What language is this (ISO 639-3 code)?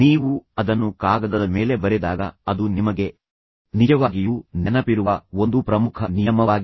kan